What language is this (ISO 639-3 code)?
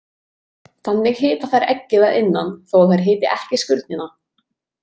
isl